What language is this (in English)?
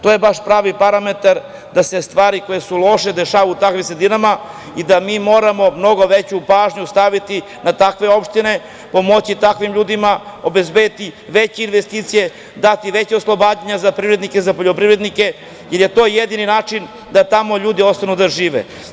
Serbian